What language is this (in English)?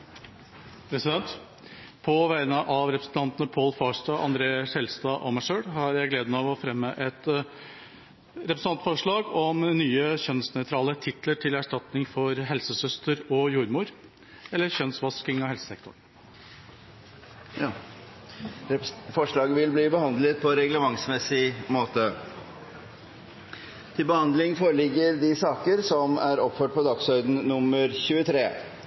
Norwegian